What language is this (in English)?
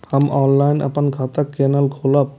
Maithili